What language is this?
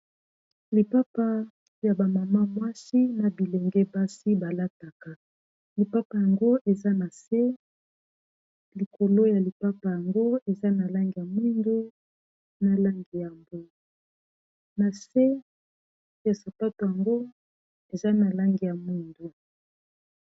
Lingala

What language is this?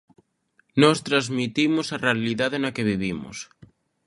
Galician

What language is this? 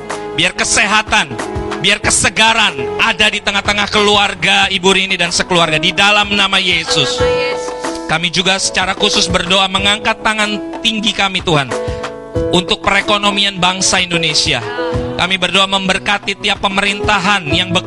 Indonesian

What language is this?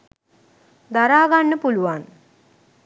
Sinhala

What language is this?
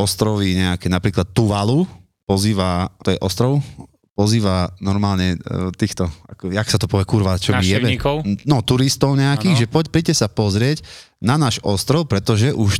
Slovak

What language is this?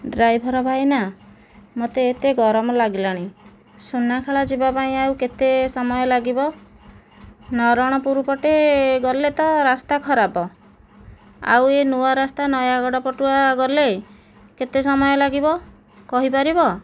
Odia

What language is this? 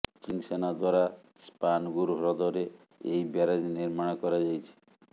Odia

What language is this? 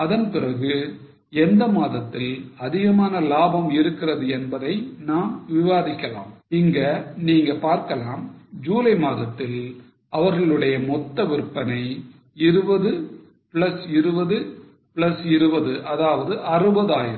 Tamil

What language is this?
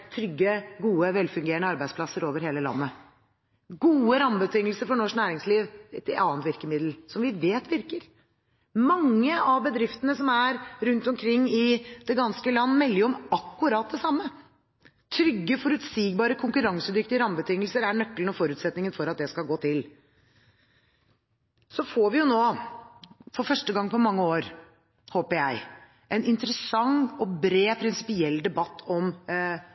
Norwegian Bokmål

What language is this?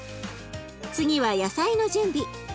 Japanese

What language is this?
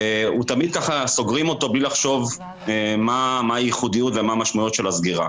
Hebrew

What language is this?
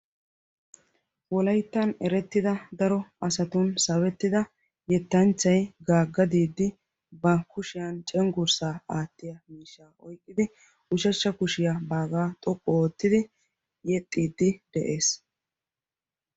Wolaytta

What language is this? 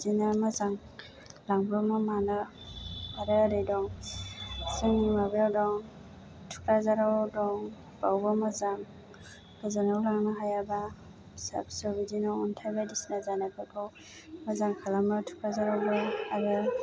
Bodo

